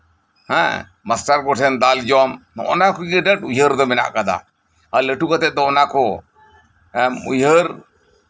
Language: Santali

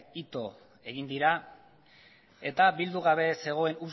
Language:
Basque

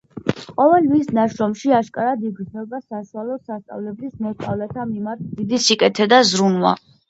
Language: Georgian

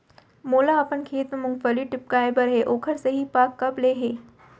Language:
Chhattisgarhi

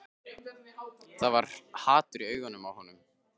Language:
Icelandic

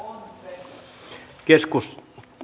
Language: Finnish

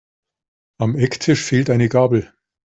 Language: German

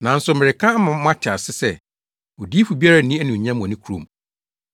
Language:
Akan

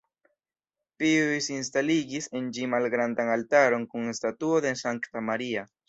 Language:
Esperanto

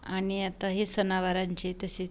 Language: Marathi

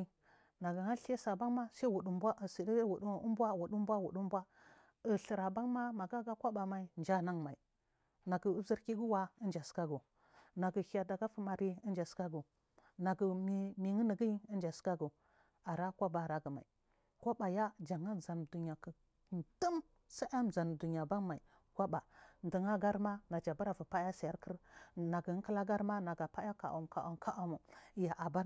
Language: Marghi South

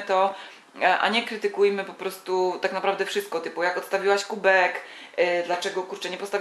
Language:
Polish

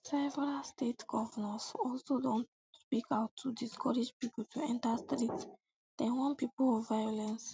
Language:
Nigerian Pidgin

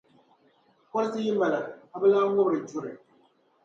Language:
Dagbani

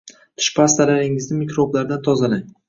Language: Uzbek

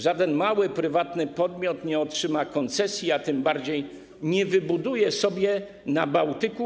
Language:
Polish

